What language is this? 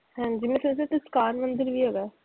Punjabi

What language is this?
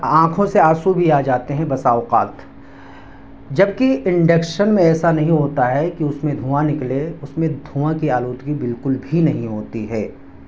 Urdu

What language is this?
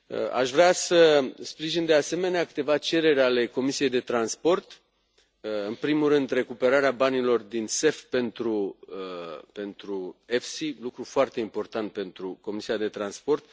Romanian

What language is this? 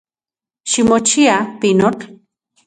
Central Puebla Nahuatl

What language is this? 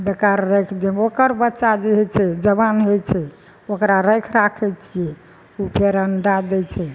Maithili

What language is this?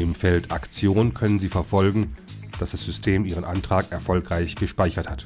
German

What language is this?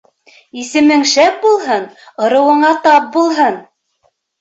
Bashkir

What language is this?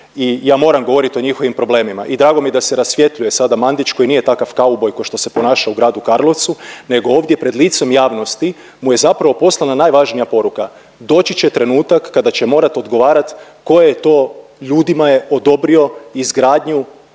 Croatian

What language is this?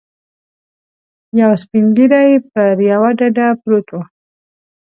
Pashto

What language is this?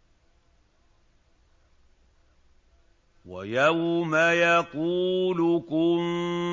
Arabic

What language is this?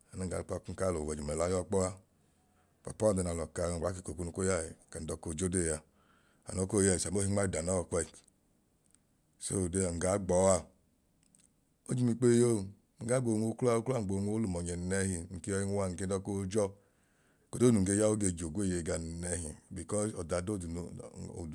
Idoma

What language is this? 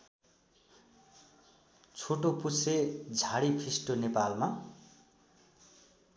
Nepali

